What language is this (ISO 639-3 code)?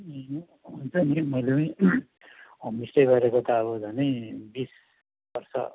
nep